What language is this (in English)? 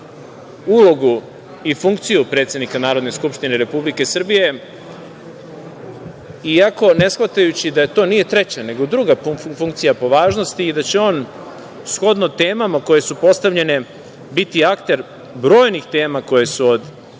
Serbian